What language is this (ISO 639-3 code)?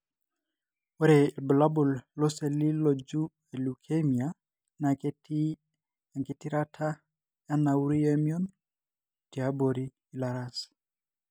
mas